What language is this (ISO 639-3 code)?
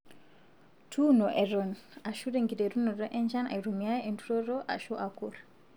mas